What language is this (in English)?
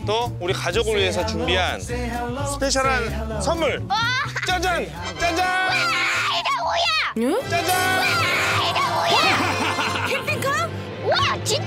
Korean